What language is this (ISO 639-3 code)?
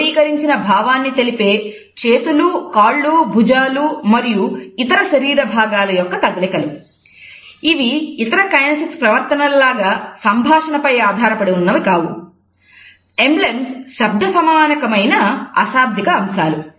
tel